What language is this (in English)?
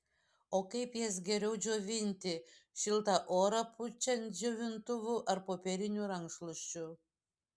Lithuanian